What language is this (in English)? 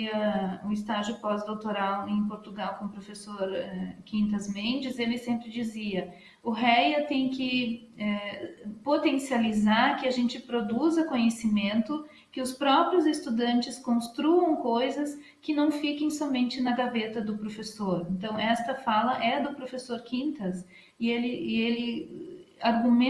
Portuguese